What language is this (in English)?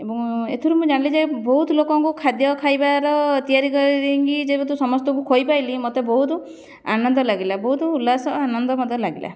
Odia